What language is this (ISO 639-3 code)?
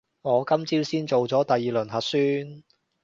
yue